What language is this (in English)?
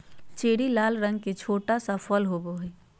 Magahi